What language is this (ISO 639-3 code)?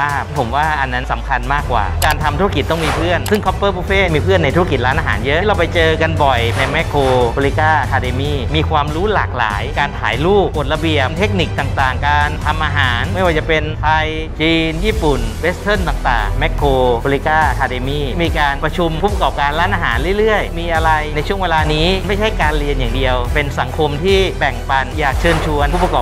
tha